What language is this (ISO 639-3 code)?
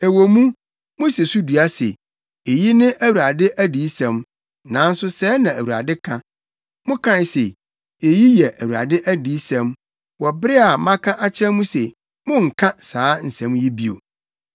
aka